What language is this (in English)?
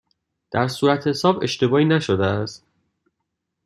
Persian